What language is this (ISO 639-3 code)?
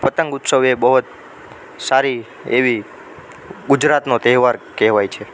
guj